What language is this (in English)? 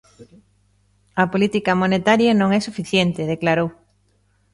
Galician